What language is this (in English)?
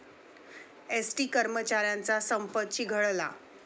Marathi